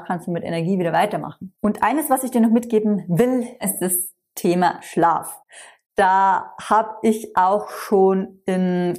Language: German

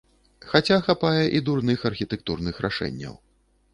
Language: Belarusian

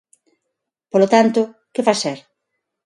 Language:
Galician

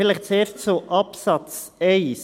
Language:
Swiss German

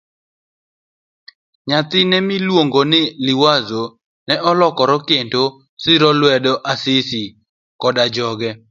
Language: Luo (Kenya and Tanzania)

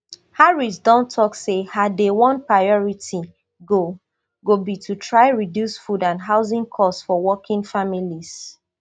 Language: Nigerian Pidgin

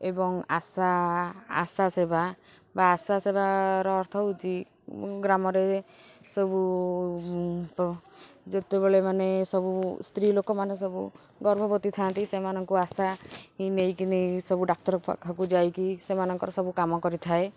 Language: Odia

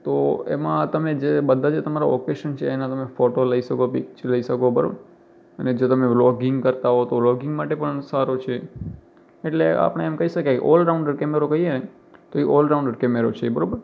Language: Gujarati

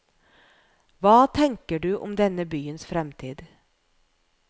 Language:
Norwegian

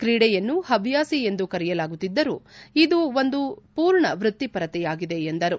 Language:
Kannada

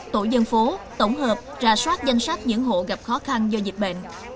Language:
Vietnamese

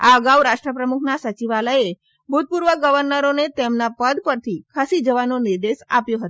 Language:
Gujarati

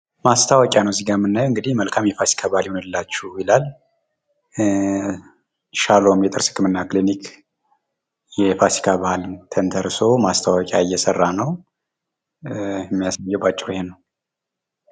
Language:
Amharic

